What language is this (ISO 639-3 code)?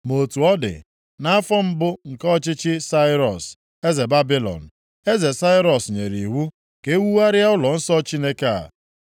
ibo